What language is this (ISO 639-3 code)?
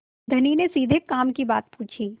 hin